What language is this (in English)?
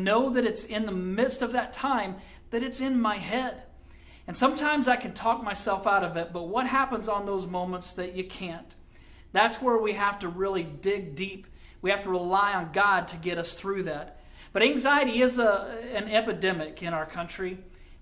English